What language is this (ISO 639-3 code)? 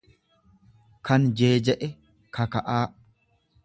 orm